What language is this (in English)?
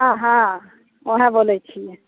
Maithili